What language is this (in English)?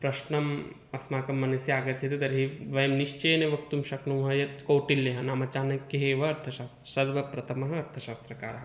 Sanskrit